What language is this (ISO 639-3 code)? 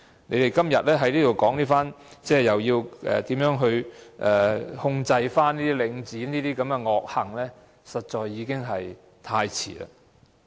yue